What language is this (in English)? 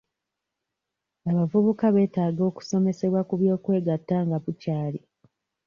Ganda